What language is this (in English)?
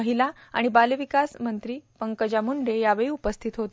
Marathi